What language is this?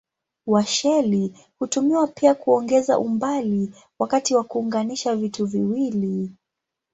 Swahili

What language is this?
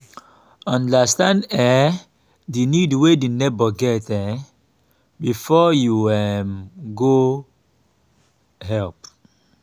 Nigerian Pidgin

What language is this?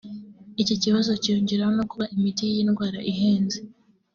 Kinyarwanda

